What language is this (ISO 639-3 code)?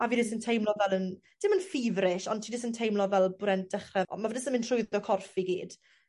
cym